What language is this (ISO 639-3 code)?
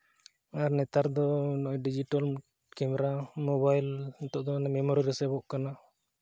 sat